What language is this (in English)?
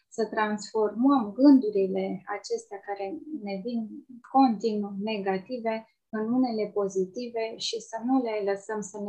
Romanian